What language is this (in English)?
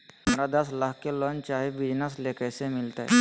Magahi